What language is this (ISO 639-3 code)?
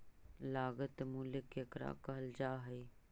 mag